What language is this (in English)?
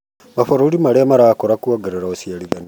Kikuyu